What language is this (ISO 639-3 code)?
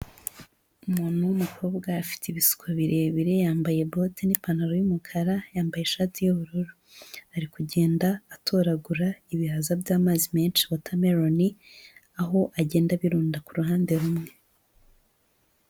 kin